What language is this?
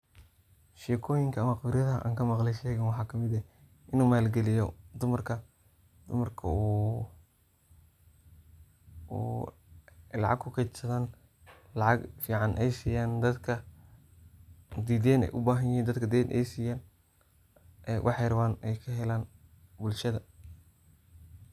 Somali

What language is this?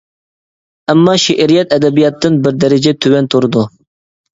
Uyghur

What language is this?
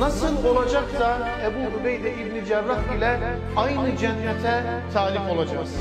Turkish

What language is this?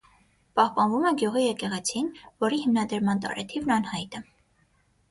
Armenian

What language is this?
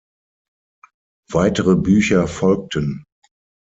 German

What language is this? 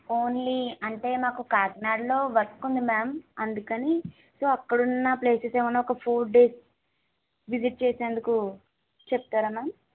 Telugu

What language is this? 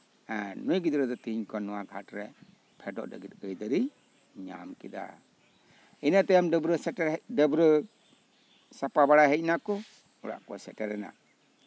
Santali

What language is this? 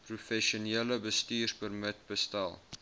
Afrikaans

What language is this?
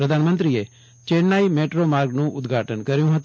Gujarati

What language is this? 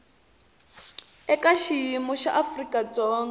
Tsonga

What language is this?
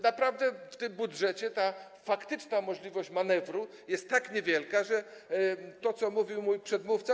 Polish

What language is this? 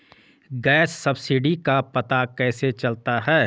Hindi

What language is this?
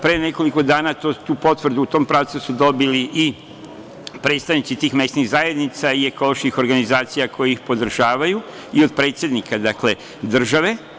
Serbian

